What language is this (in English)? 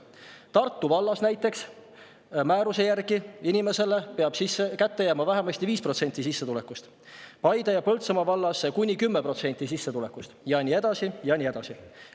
Estonian